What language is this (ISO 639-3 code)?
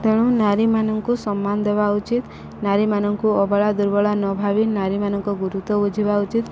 ori